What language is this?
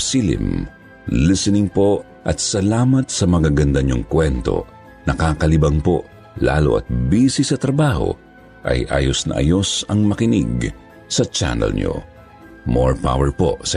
Filipino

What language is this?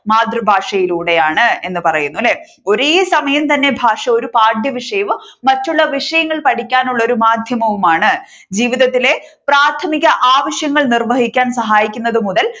Malayalam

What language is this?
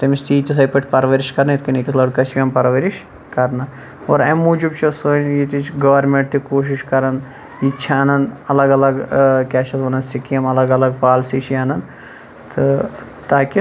Kashmiri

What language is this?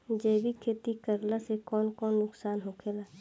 Bhojpuri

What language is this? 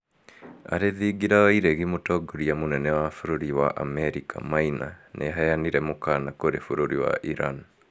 Kikuyu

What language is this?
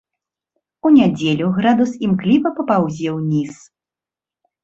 Belarusian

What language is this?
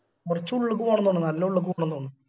Malayalam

